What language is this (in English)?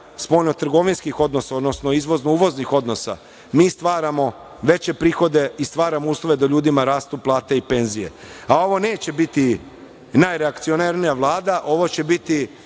Serbian